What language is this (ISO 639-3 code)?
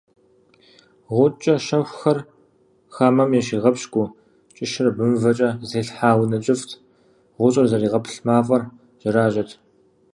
kbd